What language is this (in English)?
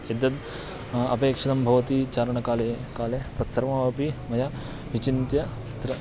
Sanskrit